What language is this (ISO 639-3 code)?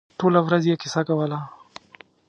pus